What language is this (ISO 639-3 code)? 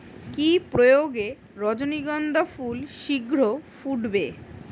ben